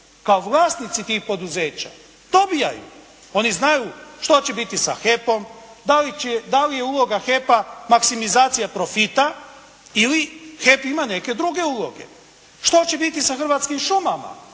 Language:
Croatian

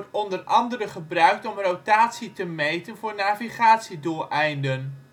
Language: Dutch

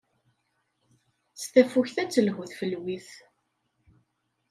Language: Kabyle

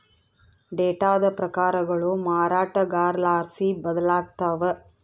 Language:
Kannada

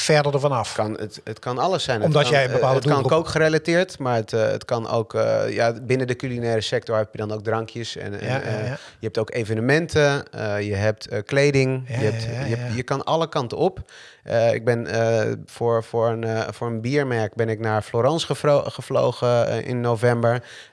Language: Dutch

